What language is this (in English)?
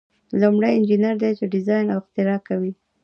Pashto